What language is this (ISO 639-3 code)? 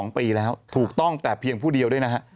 tha